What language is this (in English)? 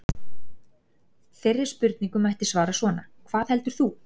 Icelandic